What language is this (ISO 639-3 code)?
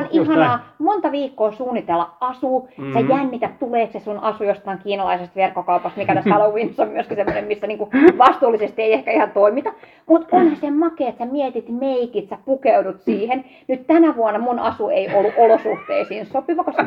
fin